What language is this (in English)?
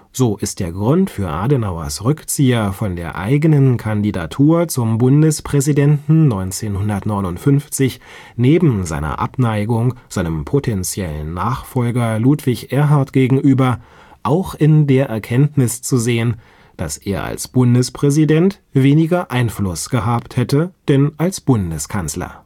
German